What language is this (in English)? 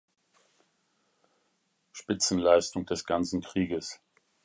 German